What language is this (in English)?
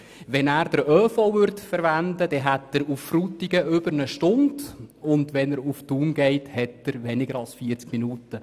Swiss German